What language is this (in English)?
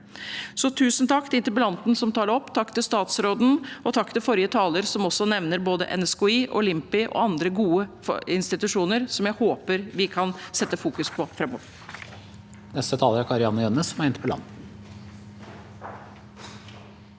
Norwegian